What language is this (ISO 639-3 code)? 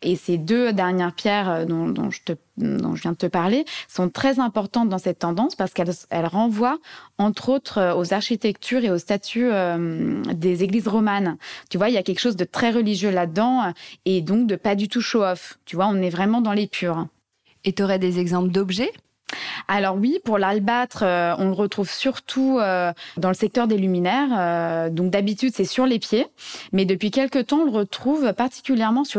fra